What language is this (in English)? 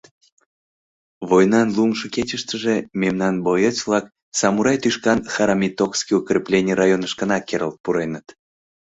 Mari